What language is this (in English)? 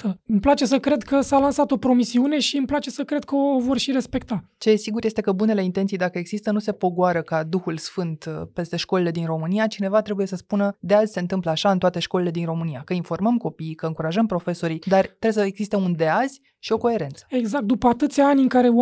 Romanian